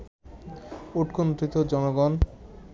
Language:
Bangla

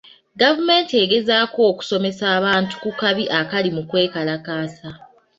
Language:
Ganda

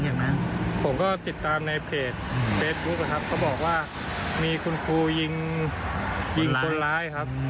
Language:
Thai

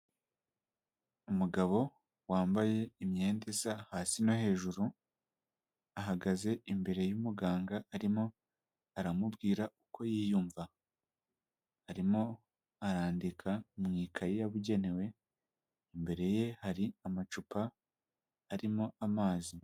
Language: Kinyarwanda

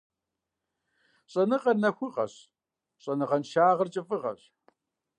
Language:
Kabardian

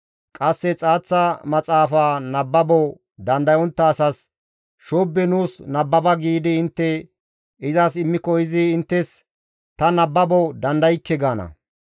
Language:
Gamo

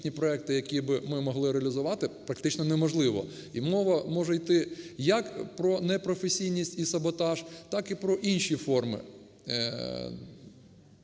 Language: Ukrainian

